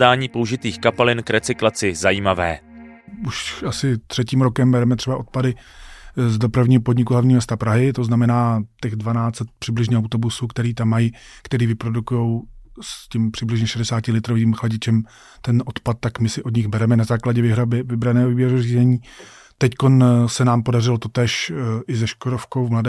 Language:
Czech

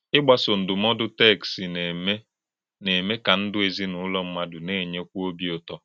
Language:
Igbo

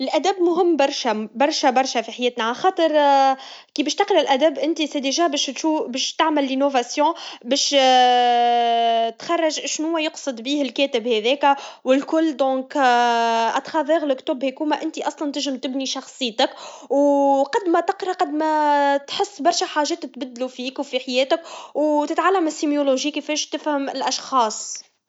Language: Tunisian Arabic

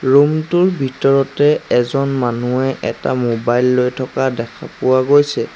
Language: Assamese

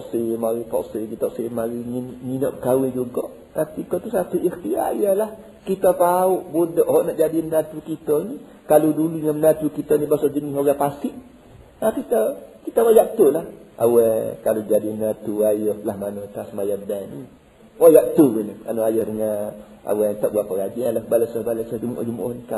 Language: Malay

